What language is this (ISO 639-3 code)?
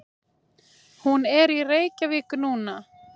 isl